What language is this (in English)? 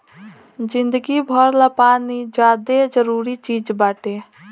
Bhojpuri